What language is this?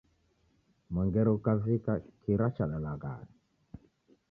Taita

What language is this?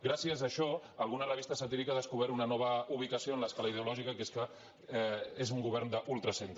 Catalan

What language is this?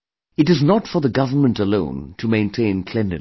English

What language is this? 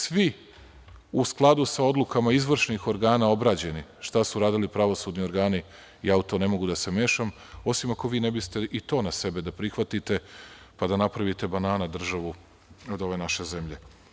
Serbian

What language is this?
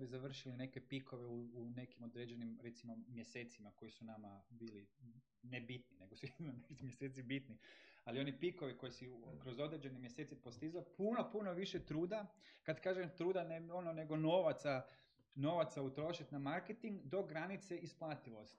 Croatian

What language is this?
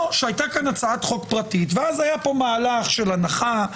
Hebrew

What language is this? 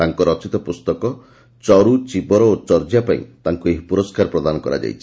Odia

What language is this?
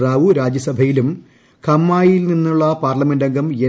Malayalam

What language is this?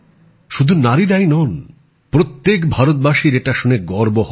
Bangla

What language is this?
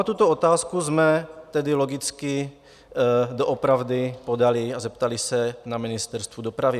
Czech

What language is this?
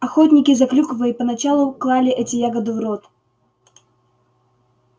Russian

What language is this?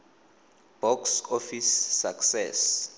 Tswana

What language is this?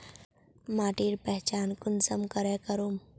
Magahi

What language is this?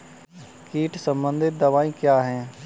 Hindi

